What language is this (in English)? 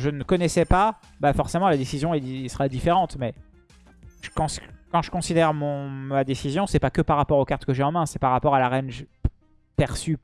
French